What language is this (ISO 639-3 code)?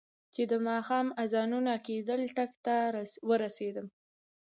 pus